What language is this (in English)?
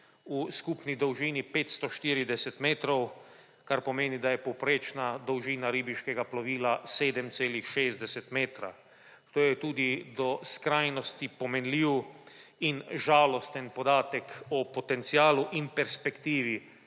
Slovenian